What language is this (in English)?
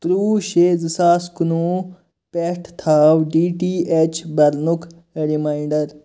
Kashmiri